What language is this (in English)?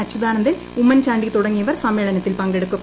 Malayalam